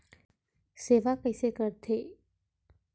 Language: Chhattisgarhi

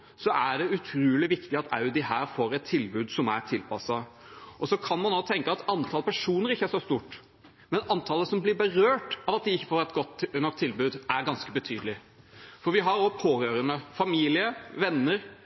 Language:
Norwegian Bokmål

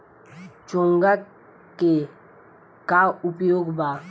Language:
Bhojpuri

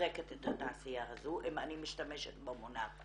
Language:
Hebrew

